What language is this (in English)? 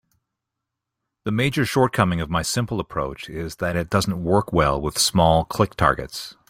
English